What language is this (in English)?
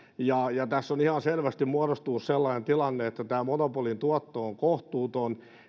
Finnish